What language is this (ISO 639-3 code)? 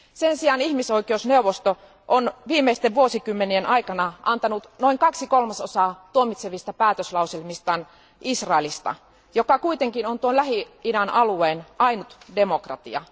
fin